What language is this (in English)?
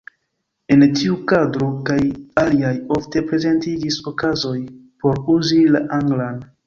Esperanto